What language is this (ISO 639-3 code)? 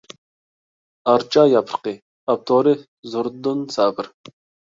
uig